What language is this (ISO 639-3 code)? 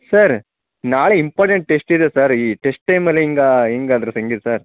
kan